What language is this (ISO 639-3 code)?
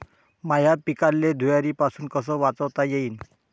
mar